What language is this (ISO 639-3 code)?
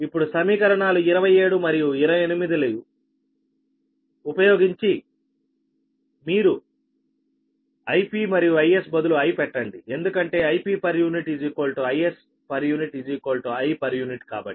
tel